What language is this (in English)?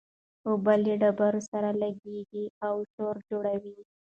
Pashto